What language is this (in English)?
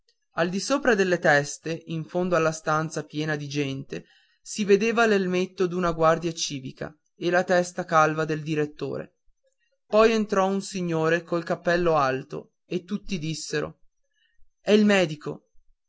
Italian